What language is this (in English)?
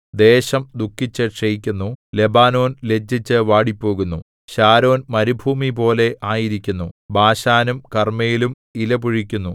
Malayalam